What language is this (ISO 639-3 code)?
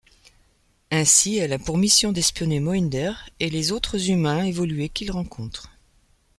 fra